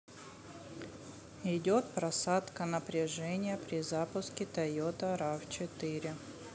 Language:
Russian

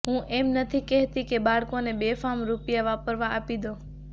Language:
Gujarati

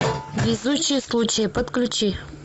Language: Russian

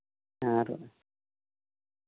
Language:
Santali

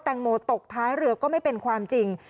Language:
Thai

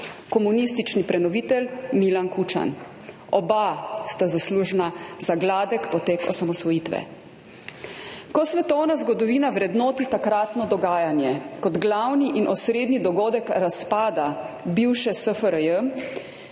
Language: Slovenian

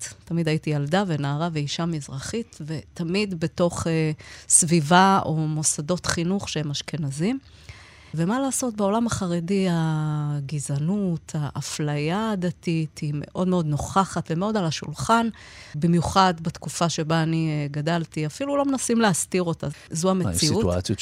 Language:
Hebrew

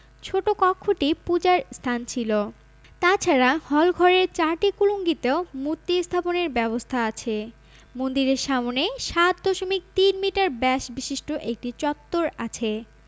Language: Bangla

